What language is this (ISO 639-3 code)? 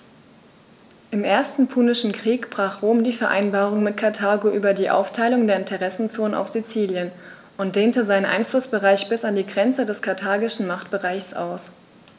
deu